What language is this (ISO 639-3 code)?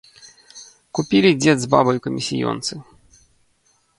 bel